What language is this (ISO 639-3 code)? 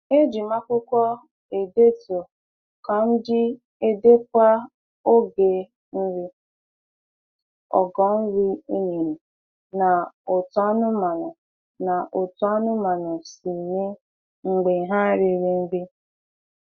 ibo